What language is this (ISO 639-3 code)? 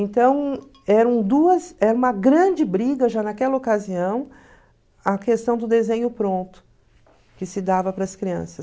por